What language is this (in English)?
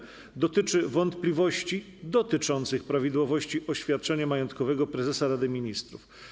Polish